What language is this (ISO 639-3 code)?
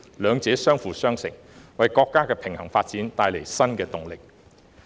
yue